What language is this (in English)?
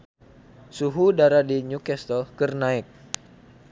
Sundanese